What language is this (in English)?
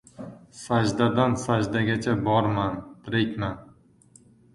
Uzbek